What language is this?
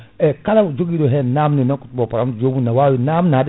Fula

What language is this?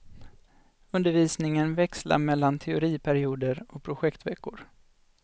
Swedish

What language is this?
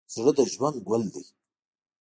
Pashto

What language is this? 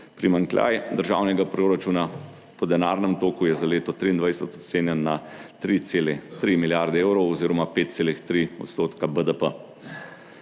Slovenian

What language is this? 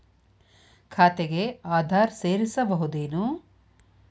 Kannada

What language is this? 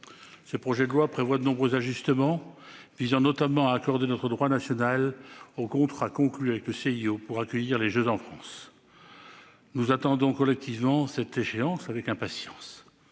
French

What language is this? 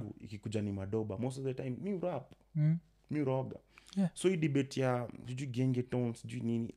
Swahili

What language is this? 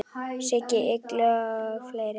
Icelandic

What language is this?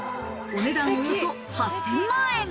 Japanese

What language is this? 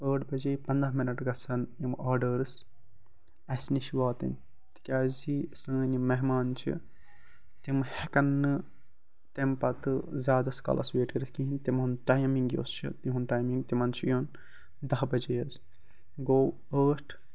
Kashmiri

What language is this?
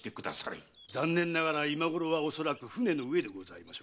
Japanese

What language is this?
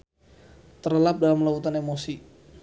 Sundanese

